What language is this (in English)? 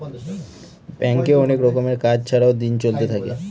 Bangla